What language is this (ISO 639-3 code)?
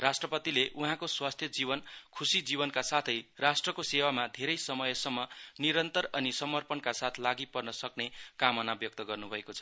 nep